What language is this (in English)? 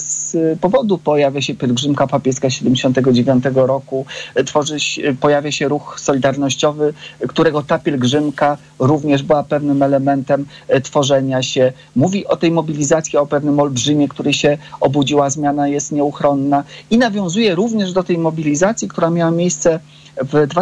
Polish